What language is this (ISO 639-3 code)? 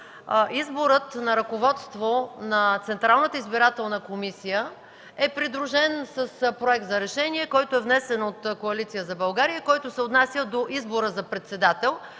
bul